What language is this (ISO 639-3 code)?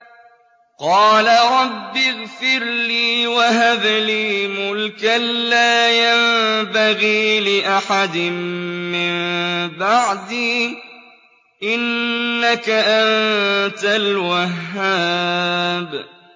ara